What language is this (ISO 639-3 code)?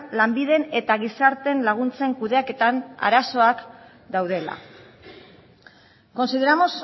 eus